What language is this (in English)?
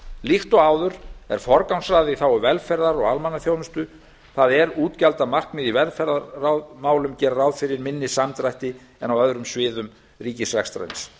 Icelandic